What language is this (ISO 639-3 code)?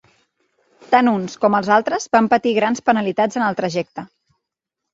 cat